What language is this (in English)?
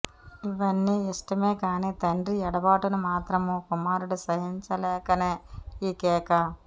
Telugu